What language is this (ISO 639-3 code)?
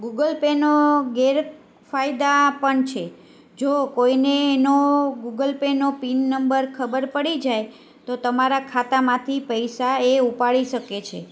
guj